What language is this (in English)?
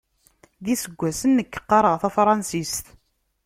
Kabyle